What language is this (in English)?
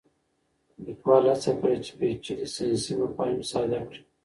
Pashto